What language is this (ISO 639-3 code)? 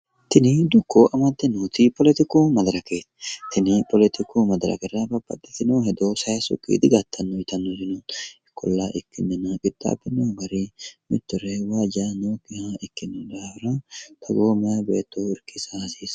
sid